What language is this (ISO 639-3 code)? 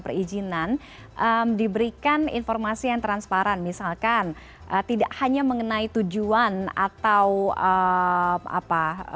ind